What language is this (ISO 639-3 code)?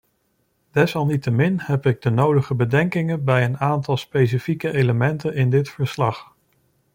nld